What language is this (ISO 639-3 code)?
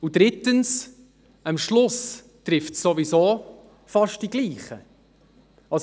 gsw